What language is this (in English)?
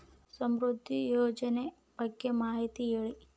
Kannada